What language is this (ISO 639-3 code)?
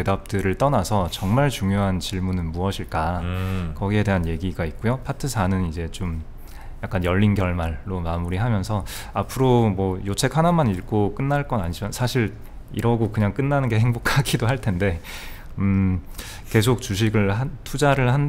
kor